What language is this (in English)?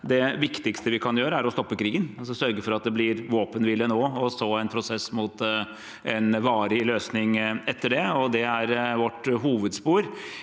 Norwegian